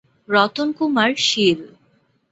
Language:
Bangla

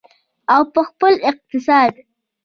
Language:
Pashto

